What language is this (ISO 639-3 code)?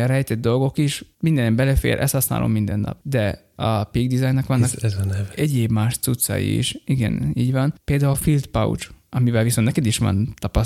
hun